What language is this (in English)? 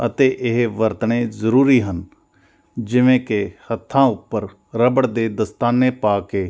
Punjabi